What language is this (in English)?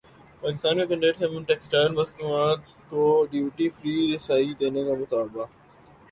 Urdu